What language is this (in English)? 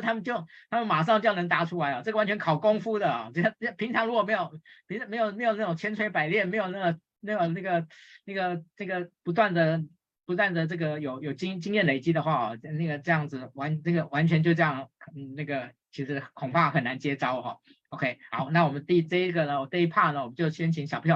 Chinese